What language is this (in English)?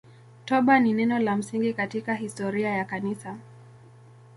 Swahili